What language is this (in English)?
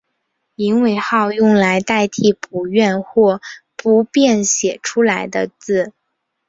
Chinese